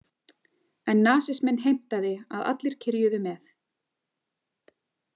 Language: Icelandic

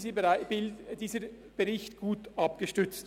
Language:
Swiss German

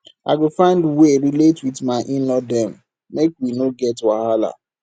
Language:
Nigerian Pidgin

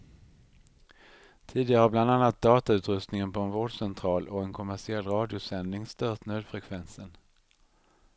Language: Swedish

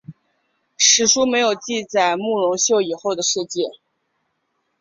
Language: Chinese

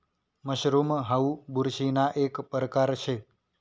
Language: Marathi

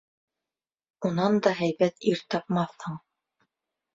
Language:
Bashkir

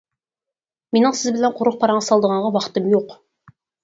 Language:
Uyghur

